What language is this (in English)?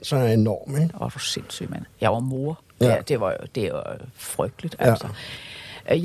Danish